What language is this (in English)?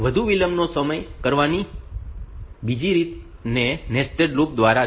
Gujarati